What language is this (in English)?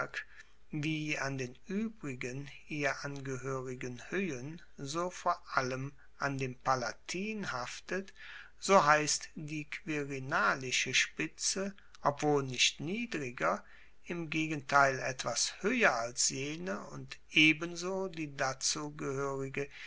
German